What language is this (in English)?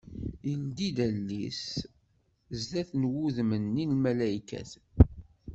Kabyle